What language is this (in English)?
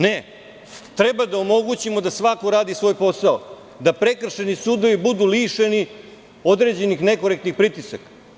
Serbian